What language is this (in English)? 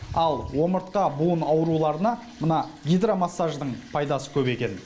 Kazakh